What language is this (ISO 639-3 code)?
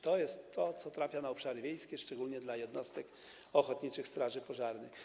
pol